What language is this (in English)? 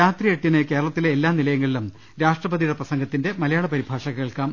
Malayalam